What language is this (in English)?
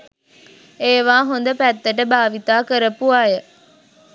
Sinhala